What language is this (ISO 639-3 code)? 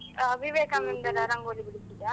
kan